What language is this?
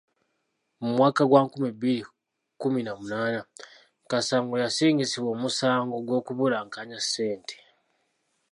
Ganda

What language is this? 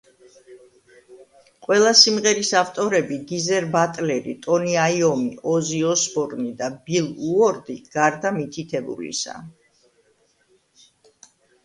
Georgian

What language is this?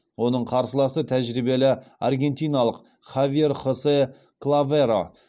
Kazakh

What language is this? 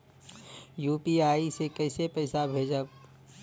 Bhojpuri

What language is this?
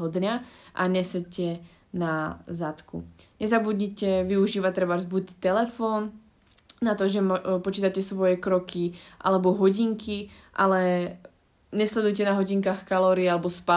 Slovak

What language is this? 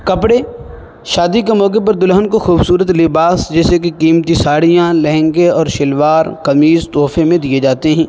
Urdu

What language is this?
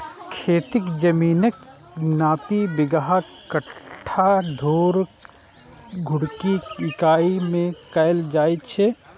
Maithili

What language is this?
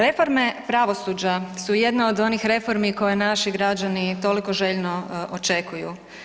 Croatian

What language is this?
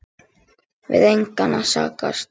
Icelandic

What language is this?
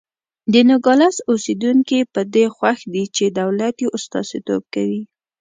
Pashto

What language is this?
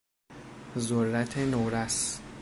Persian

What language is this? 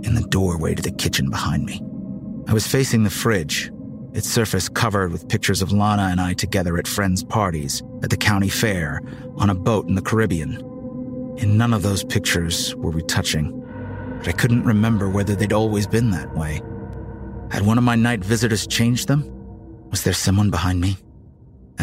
English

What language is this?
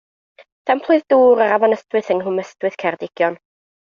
Welsh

